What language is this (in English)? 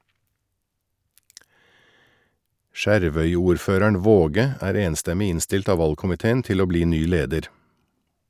Norwegian